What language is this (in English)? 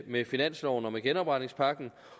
Danish